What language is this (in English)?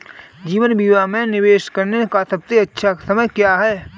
Hindi